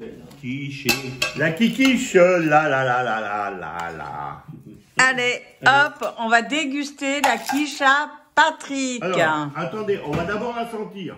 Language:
French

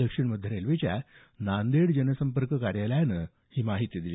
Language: Marathi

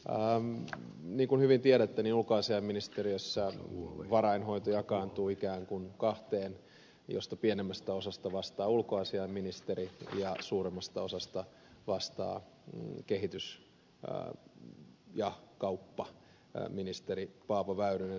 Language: Finnish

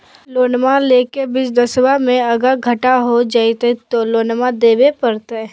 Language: Magahi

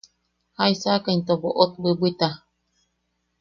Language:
Yaqui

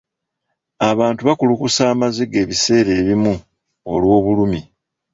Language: Ganda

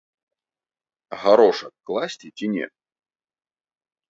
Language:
Belarusian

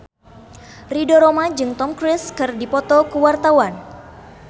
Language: Sundanese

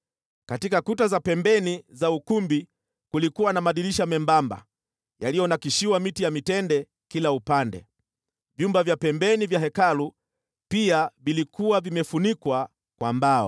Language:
Swahili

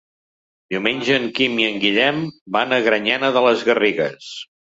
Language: Catalan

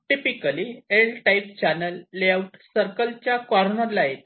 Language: Marathi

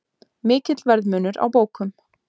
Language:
Icelandic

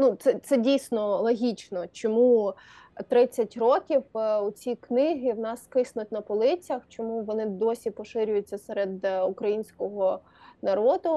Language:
Ukrainian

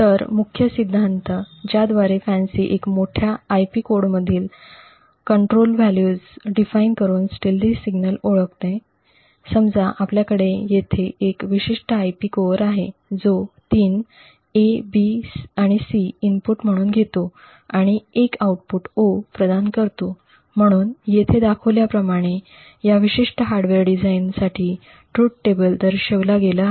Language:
Marathi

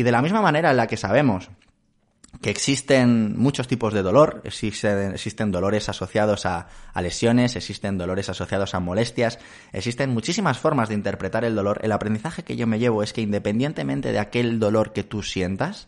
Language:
Spanish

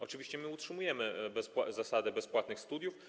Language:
Polish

